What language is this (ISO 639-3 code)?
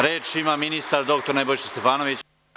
srp